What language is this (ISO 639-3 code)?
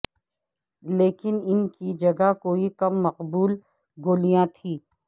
urd